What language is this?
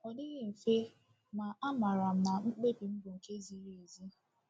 Igbo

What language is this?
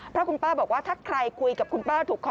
Thai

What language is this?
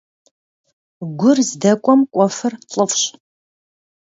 Kabardian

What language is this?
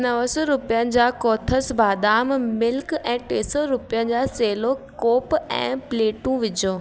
Sindhi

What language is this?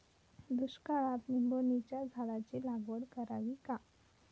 Marathi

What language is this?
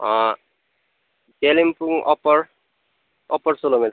Nepali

